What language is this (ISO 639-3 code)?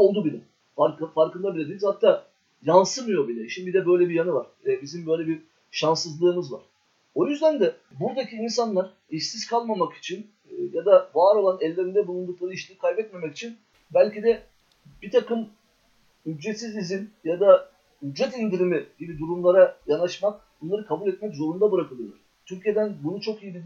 tur